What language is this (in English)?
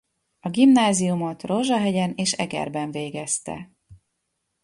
Hungarian